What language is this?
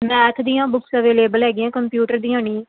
Punjabi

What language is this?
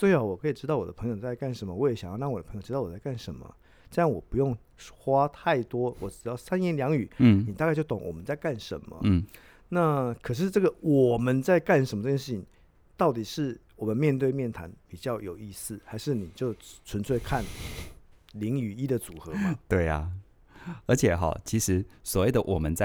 Chinese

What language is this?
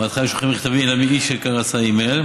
Hebrew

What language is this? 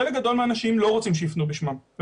Hebrew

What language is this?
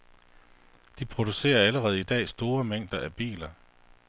Danish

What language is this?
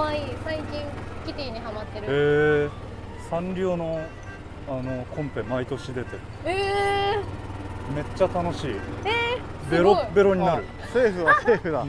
Japanese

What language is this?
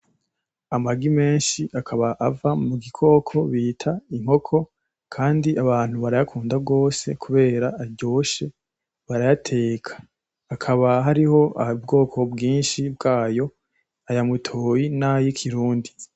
Rundi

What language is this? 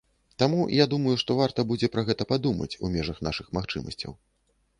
Belarusian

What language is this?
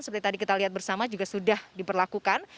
Indonesian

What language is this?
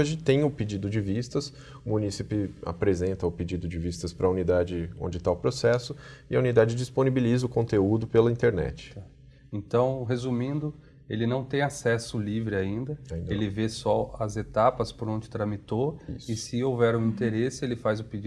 Portuguese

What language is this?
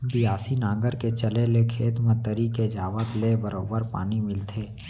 Chhattisgarhi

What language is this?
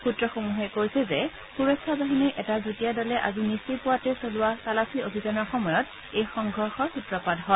Assamese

